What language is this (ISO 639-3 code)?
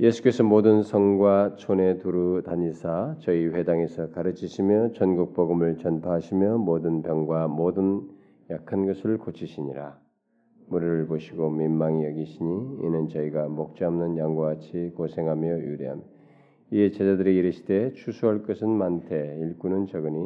kor